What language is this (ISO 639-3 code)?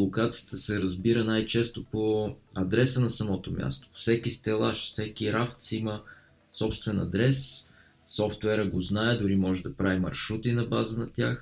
bul